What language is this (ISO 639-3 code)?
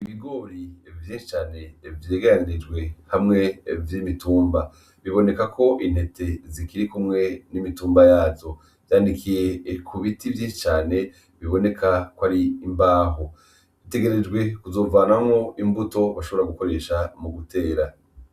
run